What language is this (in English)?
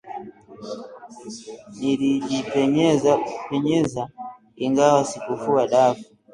Swahili